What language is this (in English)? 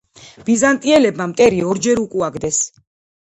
Georgian